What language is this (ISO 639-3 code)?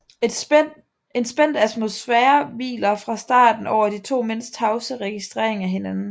dan